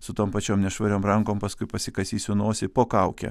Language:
Lithuanian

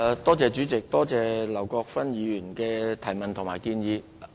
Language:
Cantonese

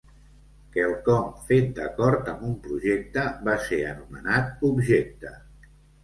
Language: Catalan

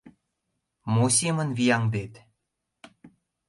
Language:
Mari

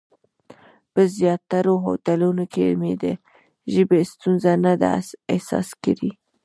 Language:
Pashto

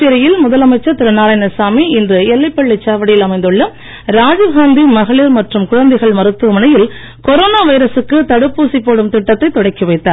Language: Tamil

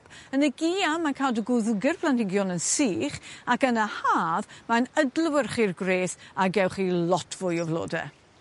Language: Welsh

